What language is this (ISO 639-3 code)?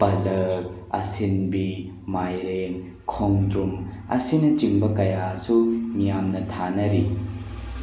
mni